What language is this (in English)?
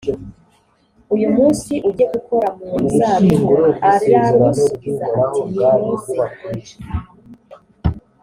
Kinyarwanda